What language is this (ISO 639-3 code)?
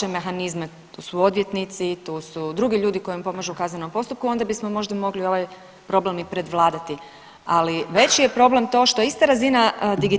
hrv